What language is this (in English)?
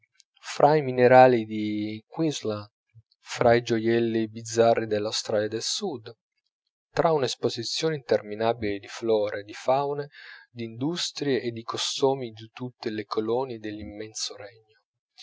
Italian